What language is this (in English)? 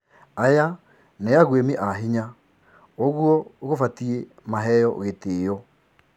Kikuyu